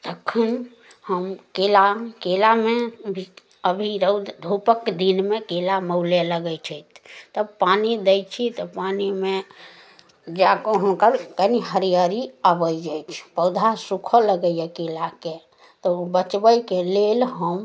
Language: Maithili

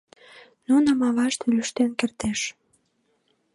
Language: Mari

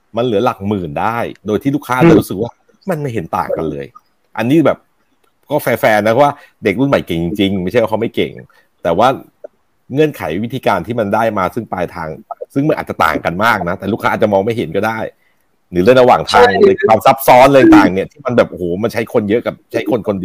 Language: Thai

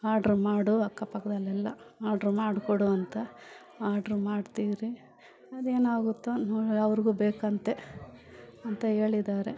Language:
Kannada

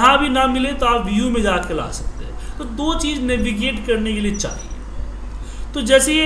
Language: Hindi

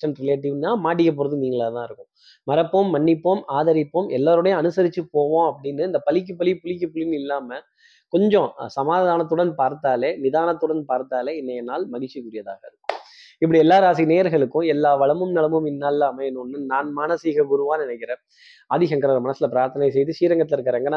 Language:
Tamil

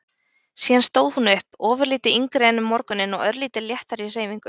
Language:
Icelandic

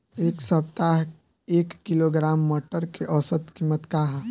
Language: Bhojpuri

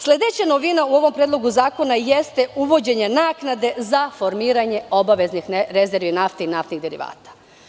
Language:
Serbian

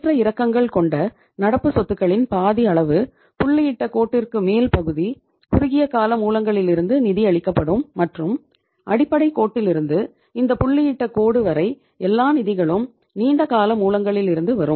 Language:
Tamil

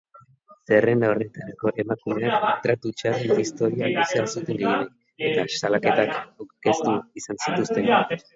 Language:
Basque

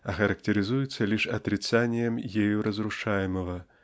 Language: Russian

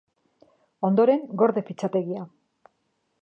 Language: Basque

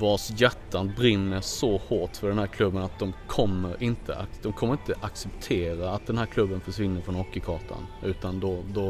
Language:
Swedish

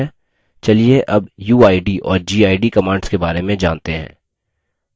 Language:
Hindi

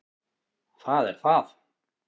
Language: Icelandic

